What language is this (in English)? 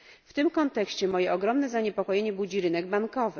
Polish